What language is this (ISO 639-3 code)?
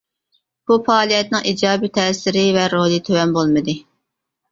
uig